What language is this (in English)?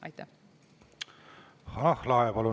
Estonian